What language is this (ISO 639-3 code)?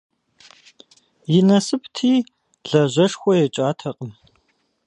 kbd